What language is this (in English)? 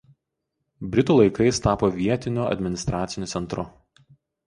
Lithuanian